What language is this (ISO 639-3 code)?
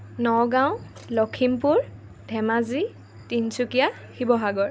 asm